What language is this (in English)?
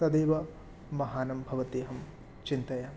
Sanskrit